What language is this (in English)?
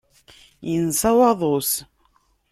Kabyle